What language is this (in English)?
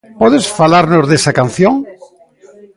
Galician